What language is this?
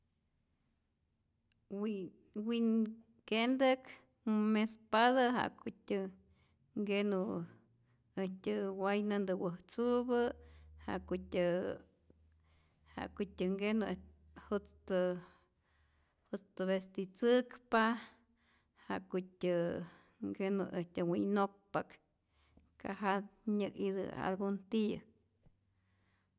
Rayón Zoque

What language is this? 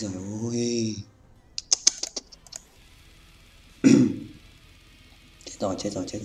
Vietnamese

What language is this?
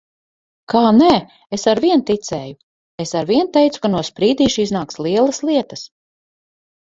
Latvian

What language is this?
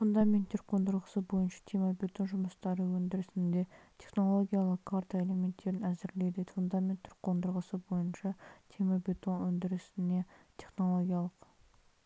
Kazakh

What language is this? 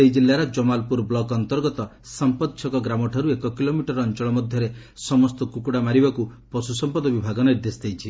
Odia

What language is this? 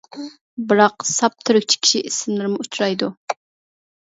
Uyghur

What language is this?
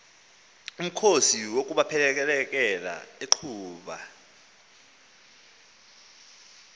Xhosa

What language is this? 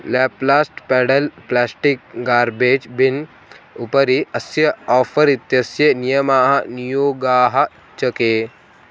Sanskrit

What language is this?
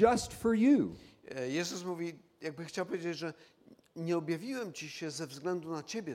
Polish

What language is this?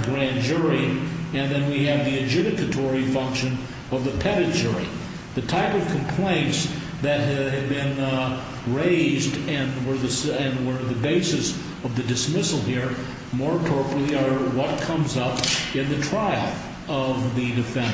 English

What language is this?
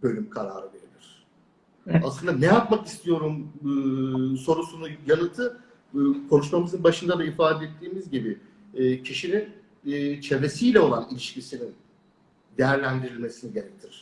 Turkish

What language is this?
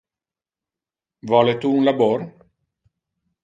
Interlingua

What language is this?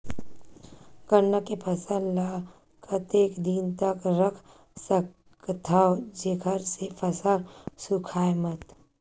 Chhattisgarhi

